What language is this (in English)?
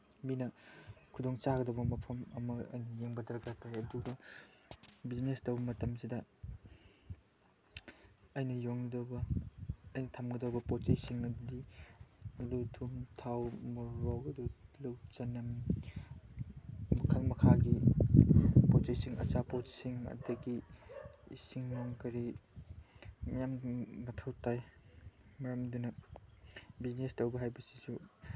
Manipuri